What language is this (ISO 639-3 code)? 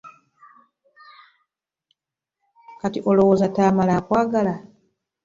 lug